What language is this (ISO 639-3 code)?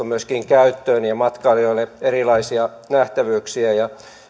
fin